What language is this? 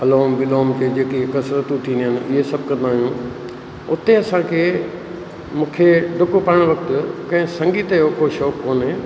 Sindhi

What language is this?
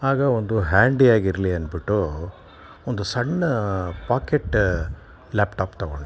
Kannada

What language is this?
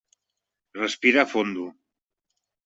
Catalan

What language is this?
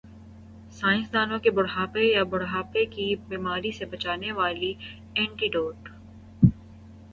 Urdu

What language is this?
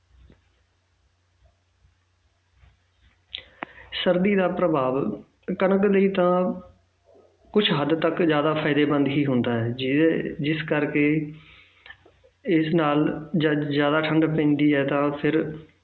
Punjabi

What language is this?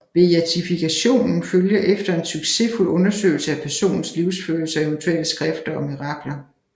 Danish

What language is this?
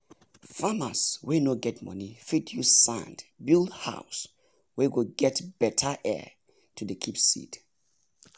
Nigerian Pidgin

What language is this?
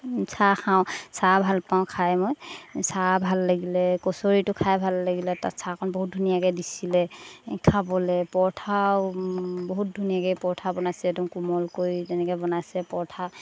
Assamese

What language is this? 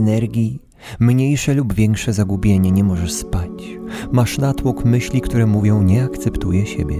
Polish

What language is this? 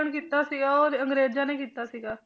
Punjabi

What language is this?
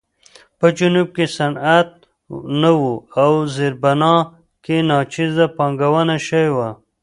Pashto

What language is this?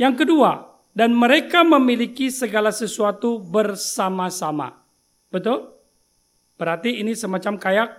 Indonesian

